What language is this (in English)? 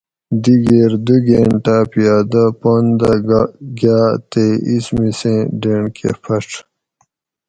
Gawri